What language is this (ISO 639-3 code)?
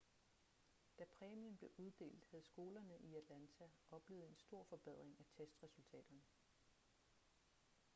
dan